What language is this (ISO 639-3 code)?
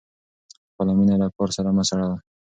pus